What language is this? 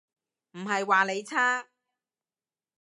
Cantonese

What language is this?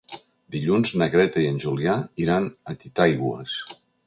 Catalan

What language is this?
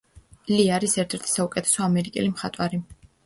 Georgian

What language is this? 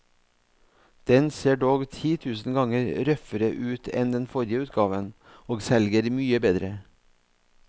Norwegian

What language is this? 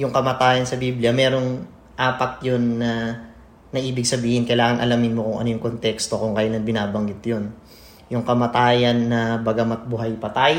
Filipino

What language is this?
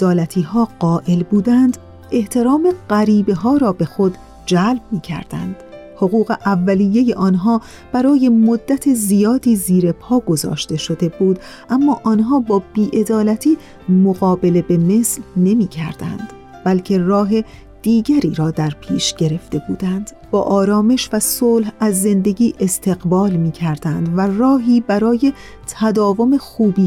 Persian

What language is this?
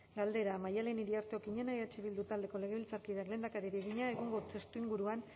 Basque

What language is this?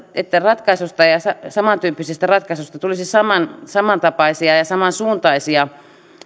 Finnish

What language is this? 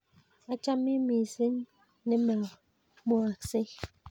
Kalenjin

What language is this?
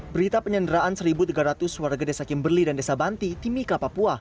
Indonesian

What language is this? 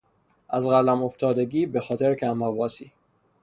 Persian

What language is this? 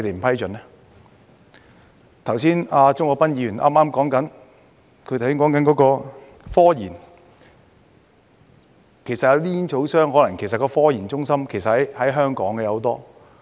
Cantonese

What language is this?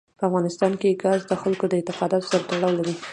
Pashto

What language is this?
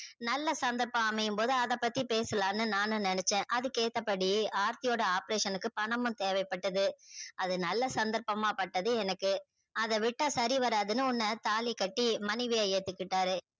Tamil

